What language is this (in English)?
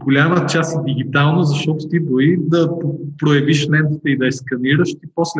Bulgarian